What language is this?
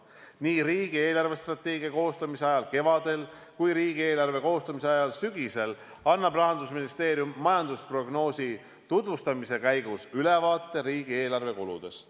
Estonian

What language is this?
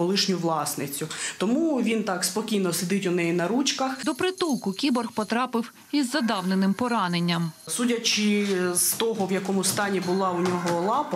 Ukrainian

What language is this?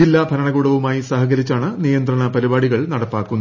Malayalam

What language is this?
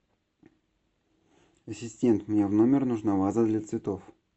Russian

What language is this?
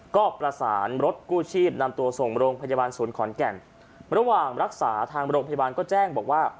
Thai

